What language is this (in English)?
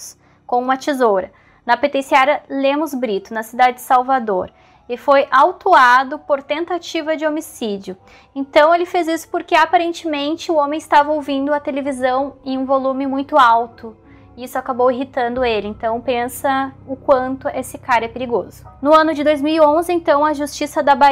Portuguese